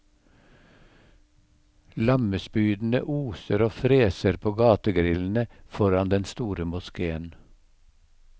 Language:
Norwegian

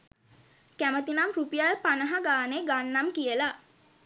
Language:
Sinhala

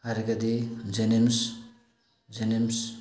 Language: Manipuri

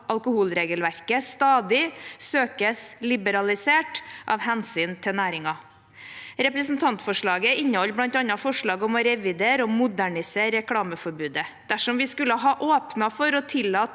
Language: Norwegian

